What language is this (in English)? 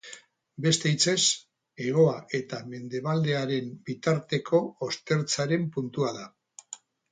Basque